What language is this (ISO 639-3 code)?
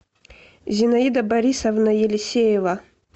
rus